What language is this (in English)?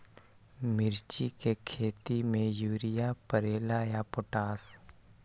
Magahi